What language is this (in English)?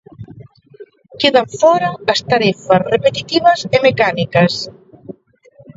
Galician